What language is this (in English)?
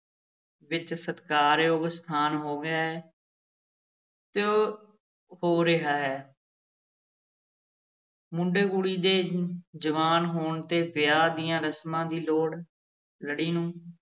Punjabi